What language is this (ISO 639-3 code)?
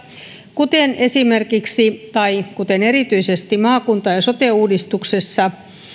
fin